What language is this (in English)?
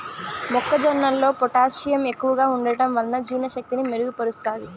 Telugu